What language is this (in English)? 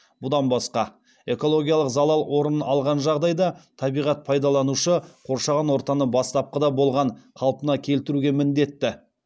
Kazakh